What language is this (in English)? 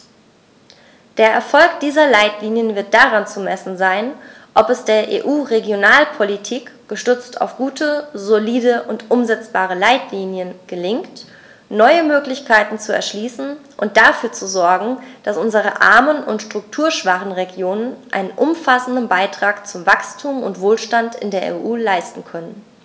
German